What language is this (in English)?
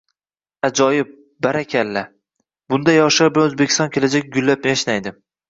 Uzbek